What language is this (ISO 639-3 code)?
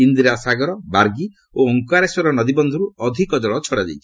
ori